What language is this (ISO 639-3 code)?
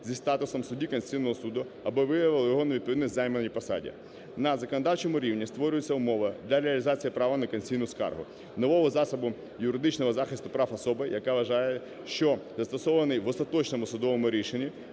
ukr